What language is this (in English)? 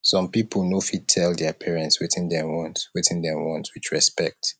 Nigerian Pidgin